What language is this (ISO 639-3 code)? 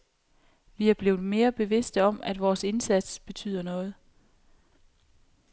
dan